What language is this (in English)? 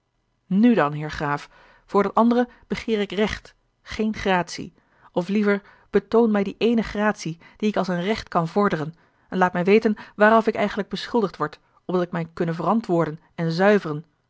Dutch